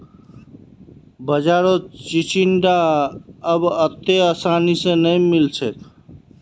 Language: Magahi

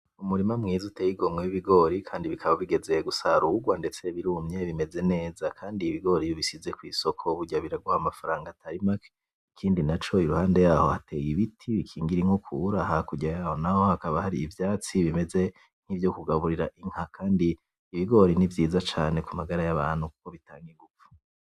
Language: Rundi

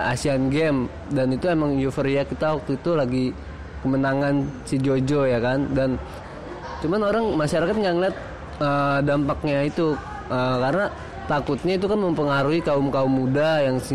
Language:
Indonesian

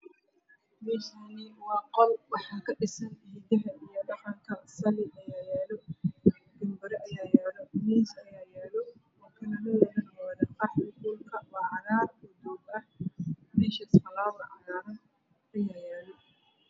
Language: Somali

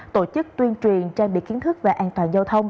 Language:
Vietnamese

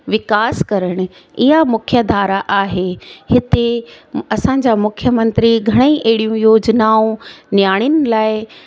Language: Sindhi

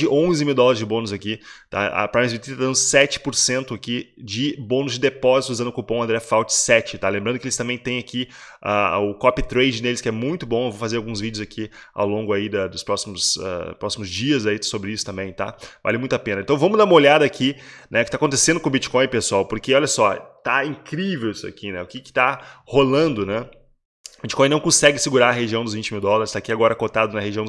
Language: Portuguese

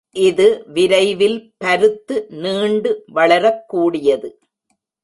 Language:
Tamil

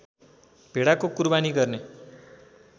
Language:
Nepali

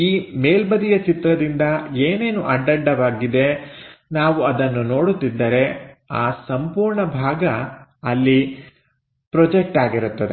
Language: Kannada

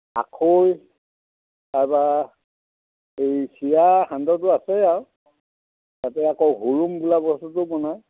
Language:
Assamese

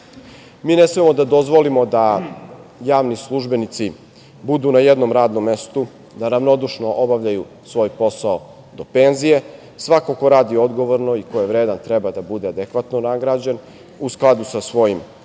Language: Serbian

